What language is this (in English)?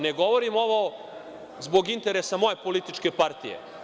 Serbian